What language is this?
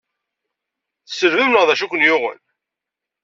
Kabyle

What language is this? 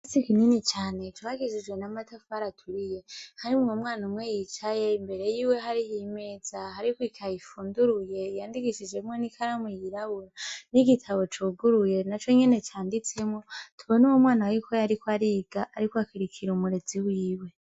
Rundi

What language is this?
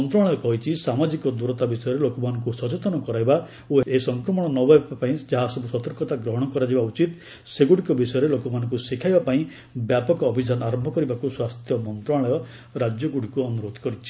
Odia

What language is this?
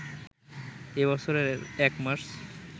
Bangla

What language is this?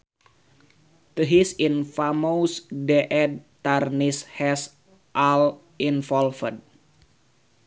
Sundanese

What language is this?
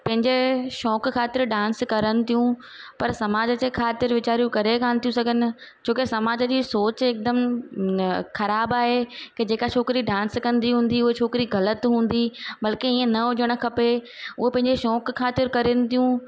Sindhi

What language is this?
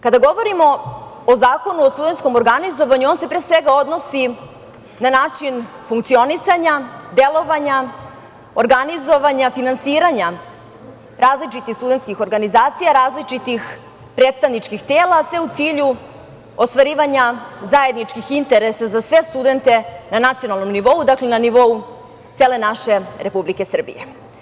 Serbian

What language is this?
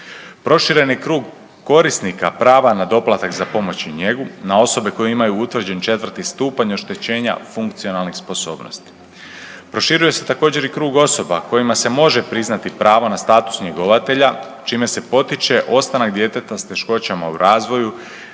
Croatian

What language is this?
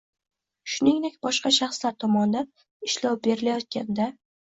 Uzbek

